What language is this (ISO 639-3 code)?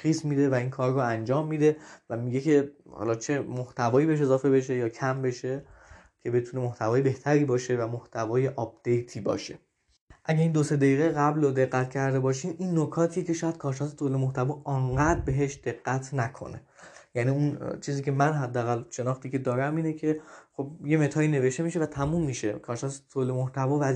fas